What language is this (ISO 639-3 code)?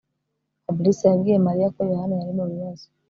kin